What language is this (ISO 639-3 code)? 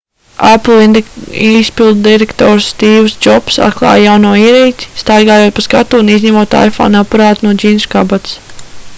lav